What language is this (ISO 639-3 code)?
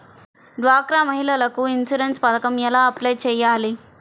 tel